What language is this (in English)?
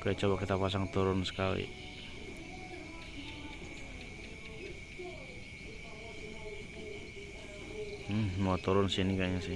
Indonesian